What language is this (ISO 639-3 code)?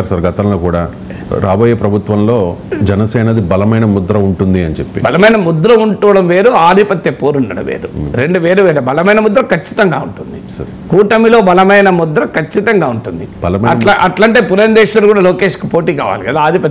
tel